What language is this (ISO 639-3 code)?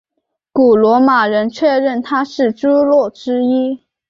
zho